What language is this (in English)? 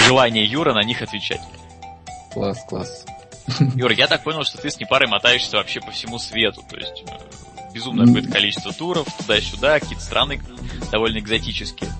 Russian